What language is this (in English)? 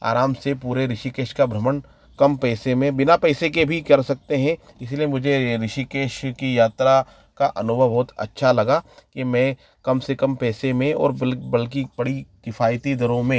Hindi